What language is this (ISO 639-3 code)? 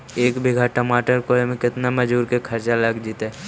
mag